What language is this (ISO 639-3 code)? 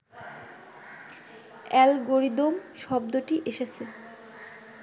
ben